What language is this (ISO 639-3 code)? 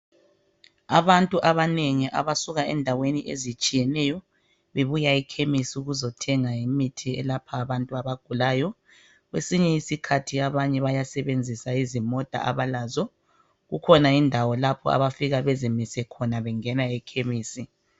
nde